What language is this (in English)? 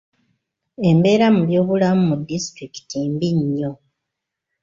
Ganda